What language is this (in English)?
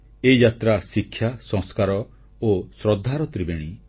Odia